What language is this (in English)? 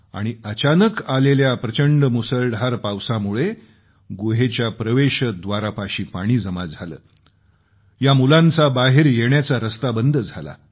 Marathi